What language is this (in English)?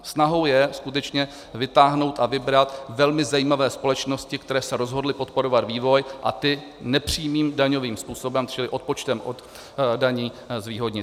Czech